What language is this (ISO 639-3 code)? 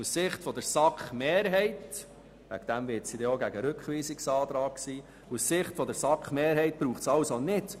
gsw